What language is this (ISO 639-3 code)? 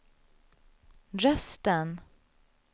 swe